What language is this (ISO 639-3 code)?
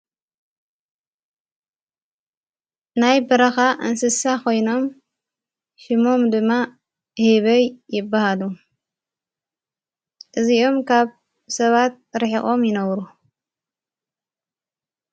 tir